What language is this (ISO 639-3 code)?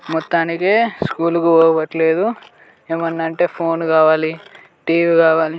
tel